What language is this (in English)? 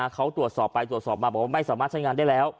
Thai